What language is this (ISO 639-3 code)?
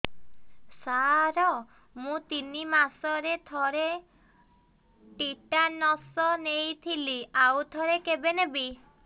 ori